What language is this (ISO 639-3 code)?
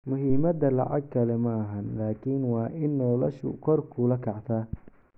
som